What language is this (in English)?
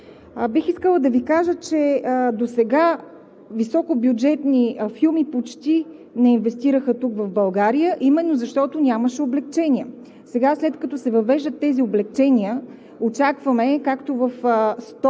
Bulgarian